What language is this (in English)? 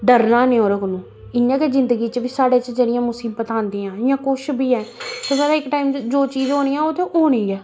Dogri